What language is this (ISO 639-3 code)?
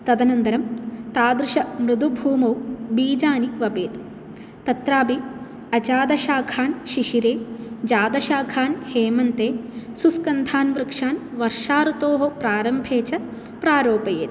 san